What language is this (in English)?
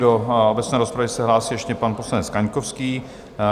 Czech